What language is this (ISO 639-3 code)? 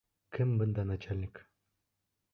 bak